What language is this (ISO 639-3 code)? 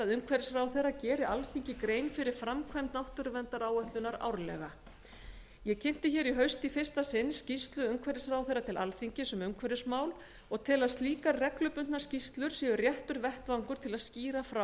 isl